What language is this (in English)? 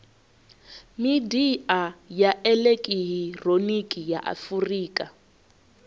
Venda